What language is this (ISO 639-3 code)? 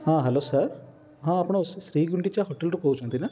ori